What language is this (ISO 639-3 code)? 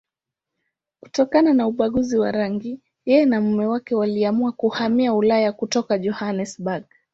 swa